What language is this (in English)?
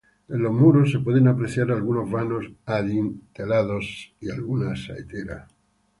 Spanish